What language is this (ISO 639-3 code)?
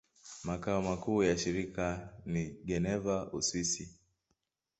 swa